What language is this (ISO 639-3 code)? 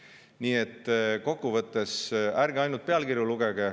est